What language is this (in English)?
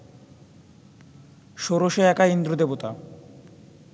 Bangla